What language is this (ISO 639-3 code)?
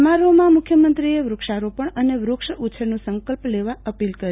guj